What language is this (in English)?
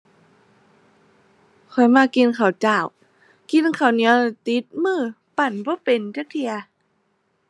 Thai